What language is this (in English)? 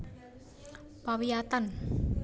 Javanese